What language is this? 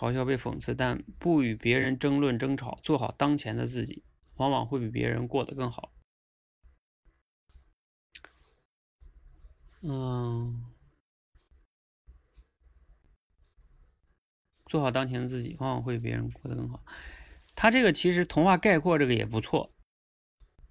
Chinese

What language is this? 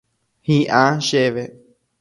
Guarani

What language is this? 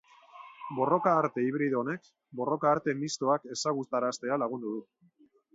Basque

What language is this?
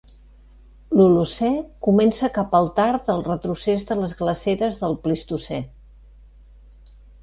Catalan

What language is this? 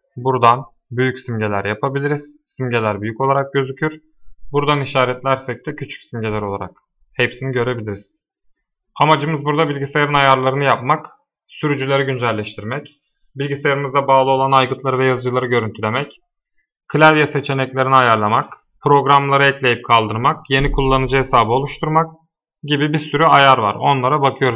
Turkish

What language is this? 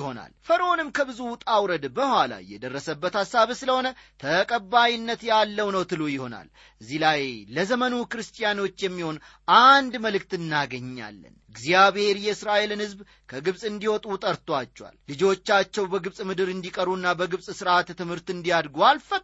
Amharic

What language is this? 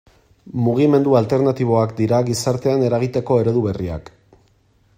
Basque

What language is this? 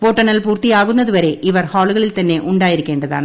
Malayalam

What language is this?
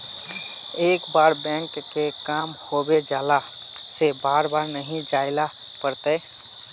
Magahi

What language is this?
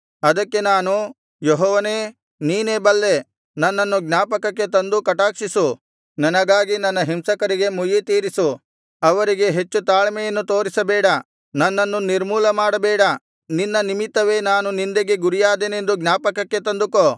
Kannada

